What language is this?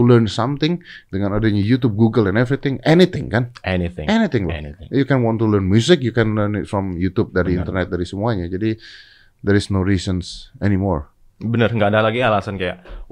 Indonesian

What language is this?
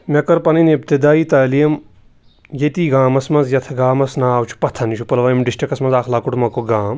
Kashmiri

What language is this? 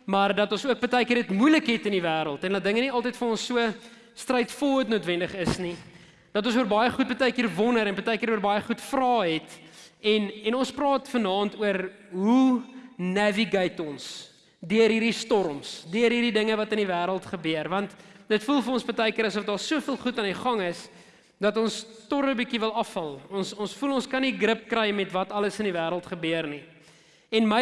Dutch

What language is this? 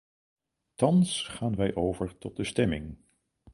Dutch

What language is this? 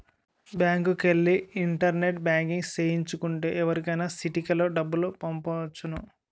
Telugu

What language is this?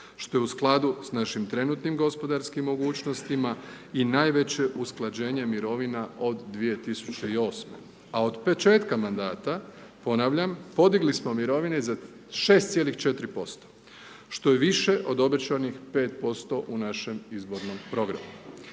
Croatian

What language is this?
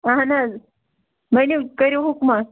Kashmiri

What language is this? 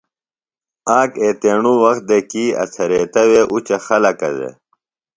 Phalura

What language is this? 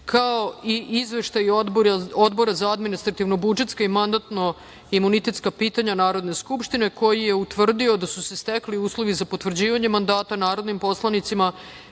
Serbian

